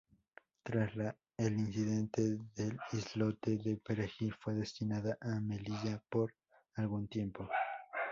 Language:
Spanish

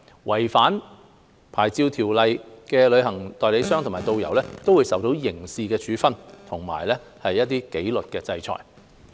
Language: Cantonese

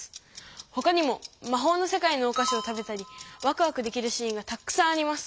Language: Japanese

